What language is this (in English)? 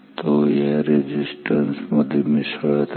Marathi